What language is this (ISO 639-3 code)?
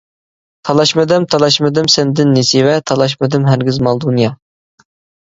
uig